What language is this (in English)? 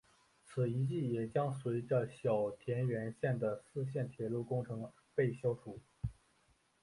Chinese